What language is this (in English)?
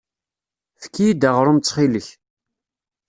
Kabyle